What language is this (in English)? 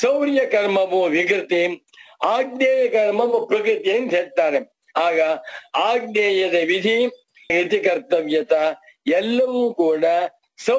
Turkish